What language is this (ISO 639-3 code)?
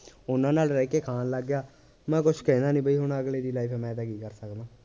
pan